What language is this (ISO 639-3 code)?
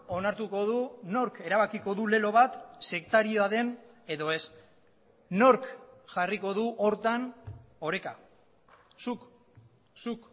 eus